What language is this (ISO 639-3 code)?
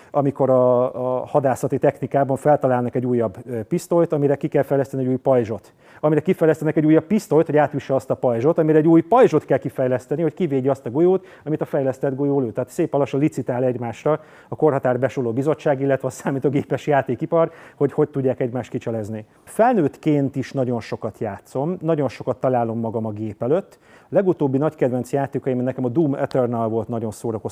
hun